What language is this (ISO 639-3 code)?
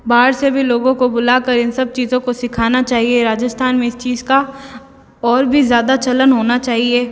hin